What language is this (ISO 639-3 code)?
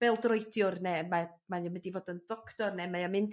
cym